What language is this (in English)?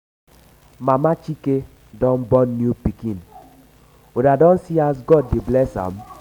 Nigerian Pidgin